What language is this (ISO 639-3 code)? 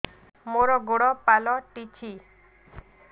ori